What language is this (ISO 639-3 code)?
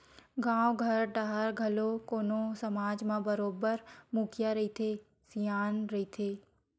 hne